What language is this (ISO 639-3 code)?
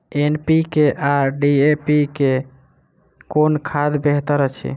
mai